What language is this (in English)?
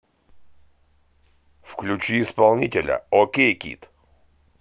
Russian